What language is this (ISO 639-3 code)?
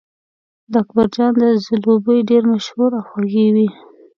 pus